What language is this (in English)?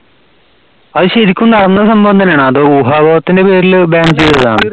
Malayalam